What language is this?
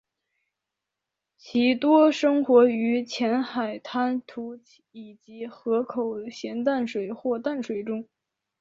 Chinese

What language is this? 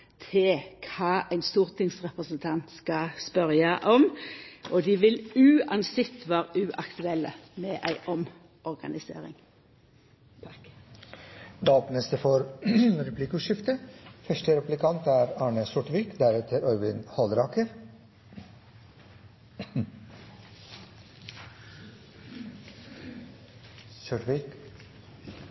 Norwegian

